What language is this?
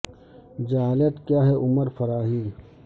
Urdu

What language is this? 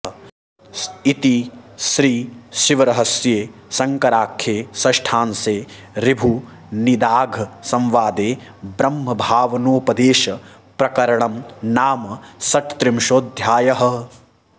Sanskrit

